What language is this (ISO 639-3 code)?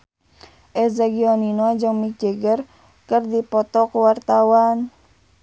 sun